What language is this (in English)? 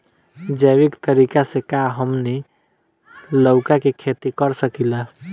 Bhojpuri